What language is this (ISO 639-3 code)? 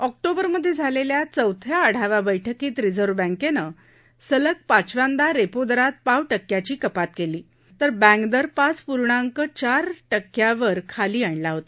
mar